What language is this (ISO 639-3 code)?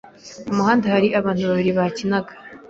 kin